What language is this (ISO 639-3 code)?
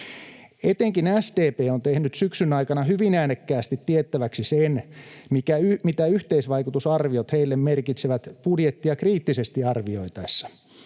fin